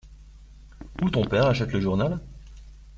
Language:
French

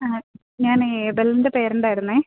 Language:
Malayalam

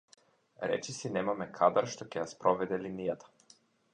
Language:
Macedonian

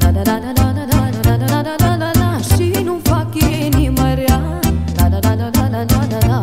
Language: Romanian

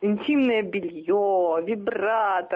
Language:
Russian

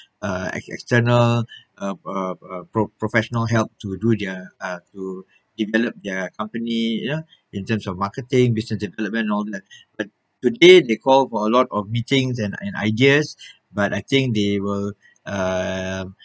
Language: English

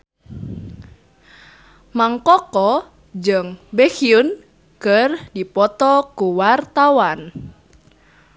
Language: Sundanese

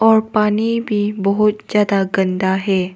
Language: Hindi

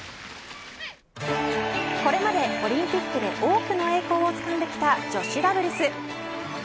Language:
Japanese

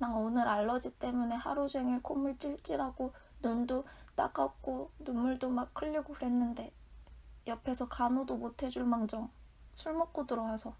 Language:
Korean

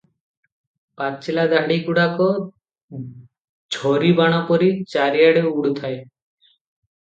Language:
Odia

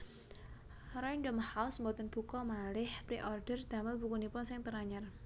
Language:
Javanese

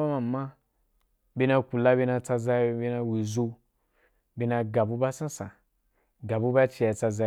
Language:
Wapan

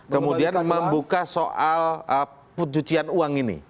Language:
Indonesian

